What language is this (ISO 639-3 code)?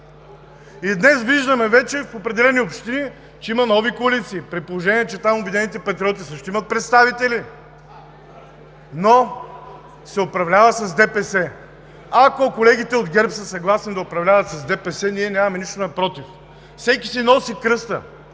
bul